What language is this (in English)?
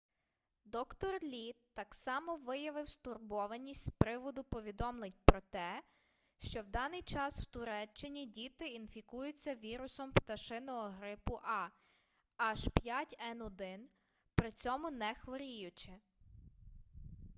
Ukrainian